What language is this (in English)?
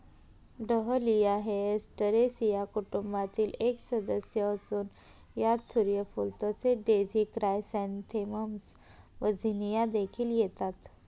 Marathi